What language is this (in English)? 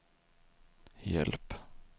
Swedish